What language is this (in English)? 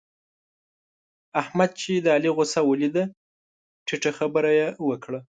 Pashto